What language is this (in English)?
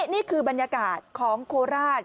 Thai